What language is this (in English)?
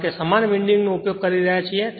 Gujarati